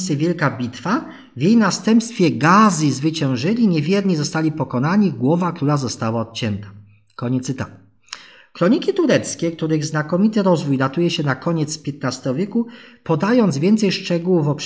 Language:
Polish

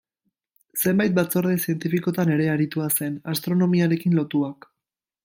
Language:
Basque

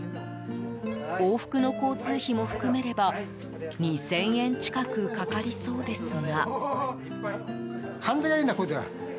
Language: Japanese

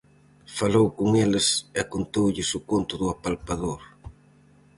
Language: Galician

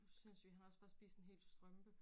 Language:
Danish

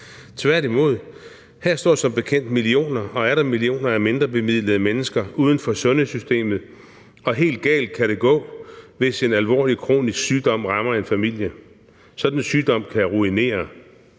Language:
Danish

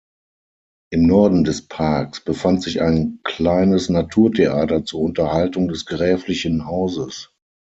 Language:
German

